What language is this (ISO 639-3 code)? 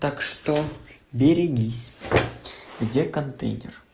rus